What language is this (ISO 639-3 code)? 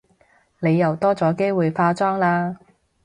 yue